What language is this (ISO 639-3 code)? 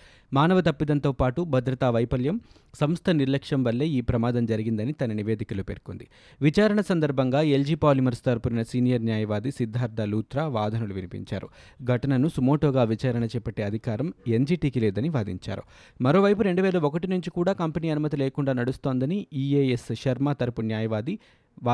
tel